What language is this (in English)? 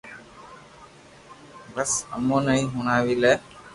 Loarki